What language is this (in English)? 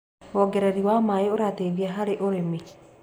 Kikuyu